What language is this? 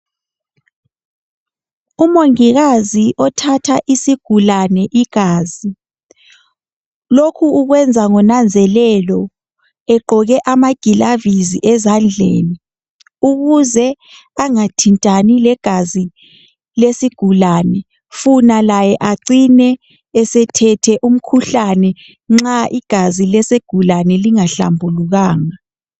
North Ndebele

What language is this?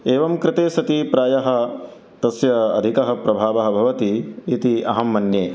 Sanskrit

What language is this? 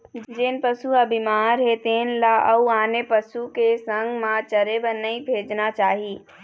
Chhattisgarhi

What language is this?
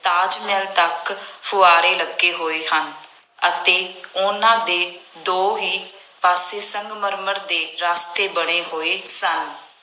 Punjabi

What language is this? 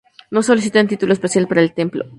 Spanish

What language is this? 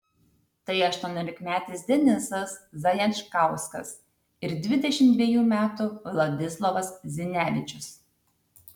Lithuanian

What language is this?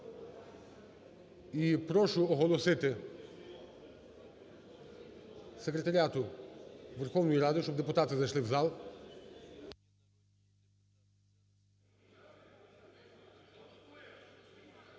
Ukrainian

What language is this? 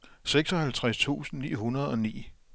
Danish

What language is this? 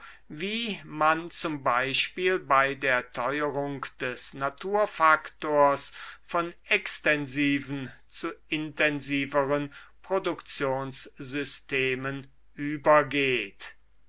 German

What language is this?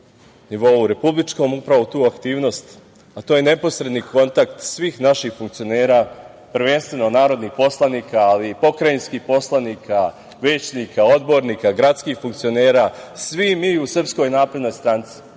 Serbian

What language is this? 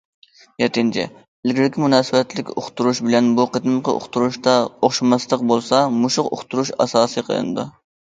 Uyghur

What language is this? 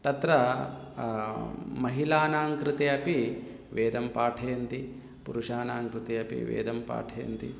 Sanskrit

